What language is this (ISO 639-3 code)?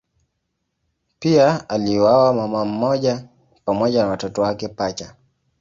swa